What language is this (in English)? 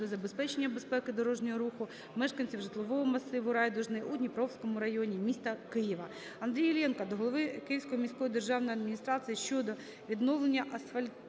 Ukrainian